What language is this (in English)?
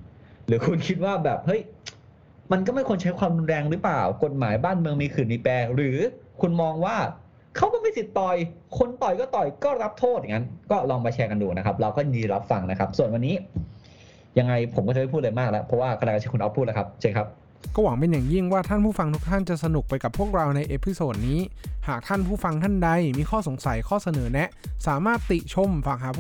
Thai